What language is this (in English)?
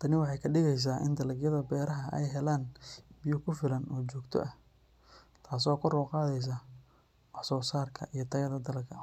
Somali